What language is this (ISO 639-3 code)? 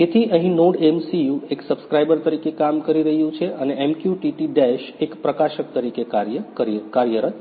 guj